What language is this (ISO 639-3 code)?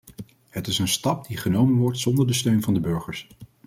nld